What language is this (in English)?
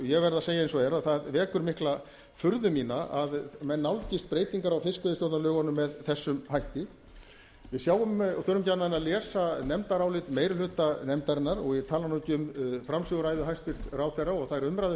Icelandic